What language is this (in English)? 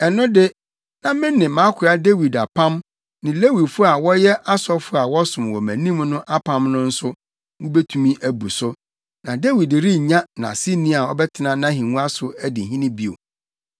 Akan